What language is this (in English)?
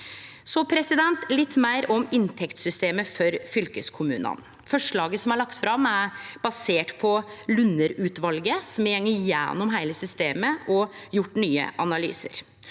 Norwegian